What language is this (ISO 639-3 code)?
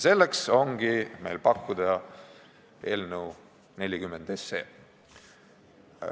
est